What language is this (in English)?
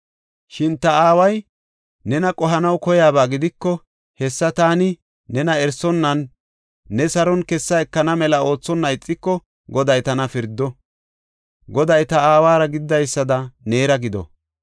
Gofa